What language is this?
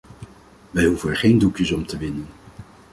Dutch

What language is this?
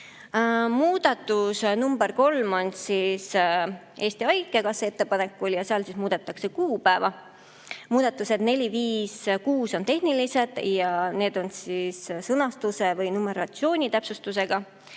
Estonian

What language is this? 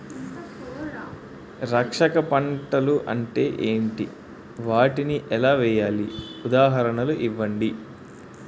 Telugu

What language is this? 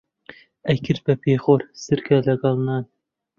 Central Kurdish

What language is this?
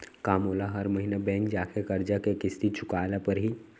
Chhattisgarhi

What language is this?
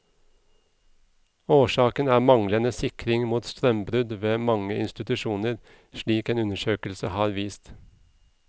Norwegian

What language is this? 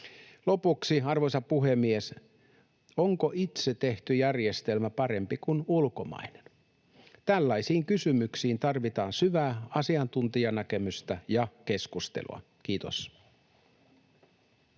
Finnish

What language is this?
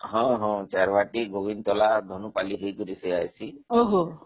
Odia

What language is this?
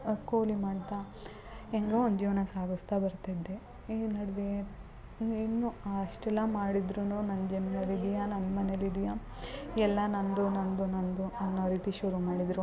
Kannada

